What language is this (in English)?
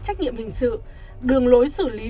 Vietnamese